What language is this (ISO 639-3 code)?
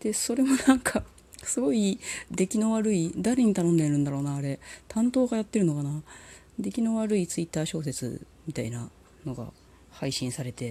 jpn